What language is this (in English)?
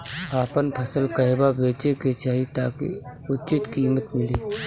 Bhojpuri